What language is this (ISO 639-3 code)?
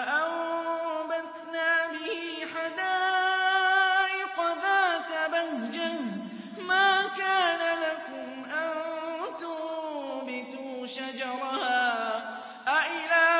ara